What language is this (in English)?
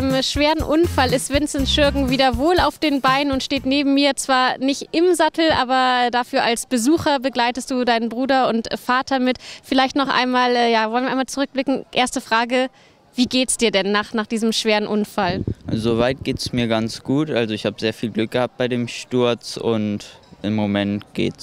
German